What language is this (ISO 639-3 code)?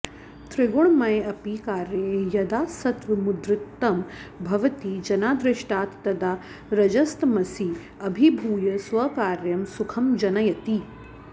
san